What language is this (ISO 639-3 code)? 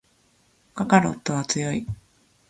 jpn